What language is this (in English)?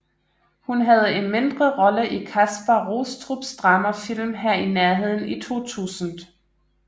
Danish